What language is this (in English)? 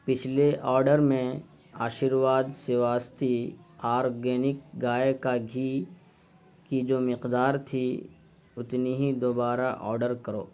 Urdu